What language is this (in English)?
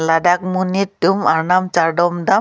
Karbi